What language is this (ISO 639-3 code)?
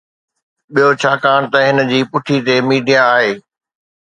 snd